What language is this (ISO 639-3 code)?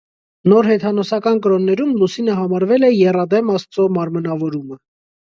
hye